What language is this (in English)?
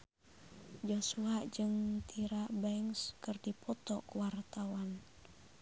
Sundanese